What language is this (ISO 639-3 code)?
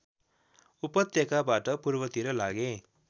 nep